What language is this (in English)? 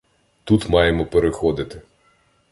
Ukrainian